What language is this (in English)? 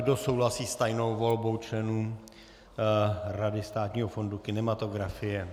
Czech